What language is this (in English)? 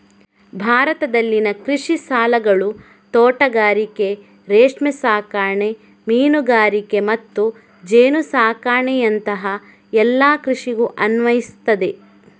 Kannada